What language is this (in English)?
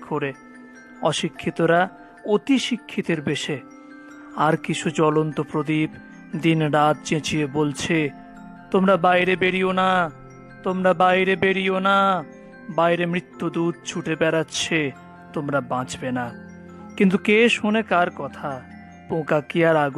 Bangla